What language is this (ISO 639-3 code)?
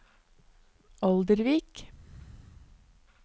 nor